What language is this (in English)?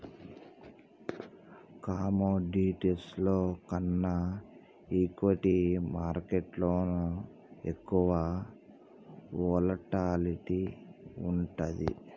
Telugu